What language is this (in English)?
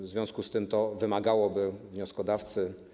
Polish